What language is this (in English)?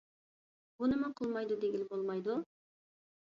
Uyghur